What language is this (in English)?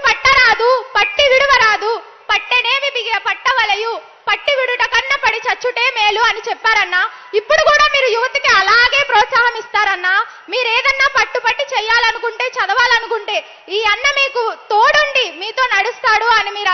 Telugu